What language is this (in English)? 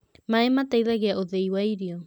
Kikuyu